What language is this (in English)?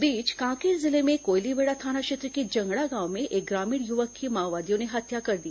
Hindi